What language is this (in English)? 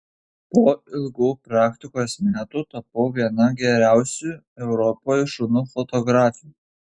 Lithuanian